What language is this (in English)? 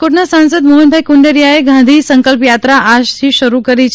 Gujarati